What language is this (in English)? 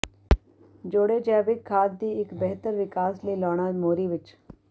Punjabi